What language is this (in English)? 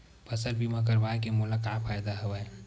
Chhattisgarhi